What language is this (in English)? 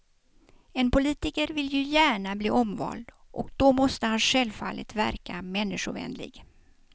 Swedish